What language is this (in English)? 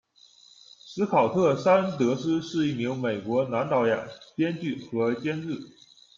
Chinese